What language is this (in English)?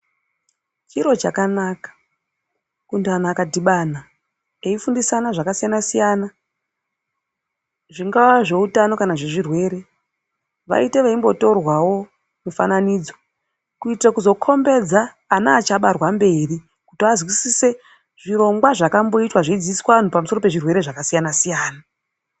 Ndau